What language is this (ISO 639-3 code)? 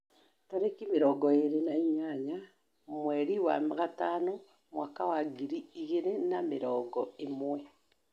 kik